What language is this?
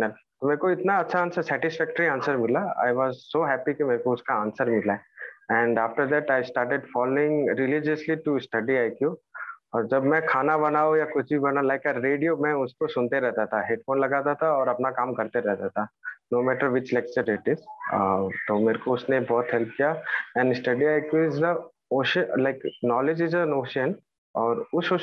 Thai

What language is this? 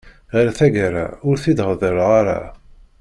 Kabyle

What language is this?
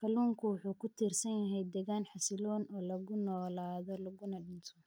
Somali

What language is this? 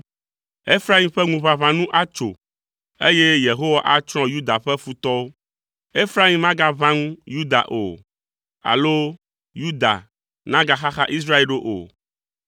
Ewe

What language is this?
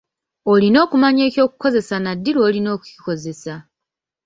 Ganda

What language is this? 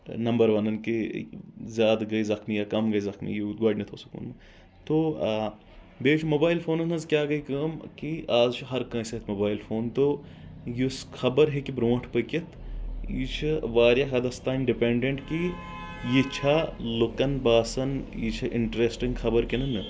Kashmiri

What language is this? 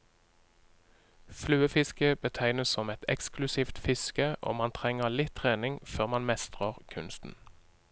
Norwegian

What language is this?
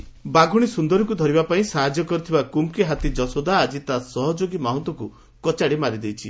Odia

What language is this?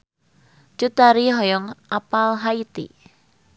Sundanese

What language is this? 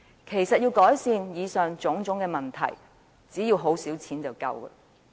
Cantonese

